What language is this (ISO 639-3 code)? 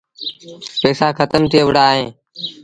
sbn